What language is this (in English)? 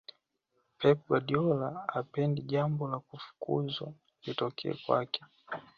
Swahili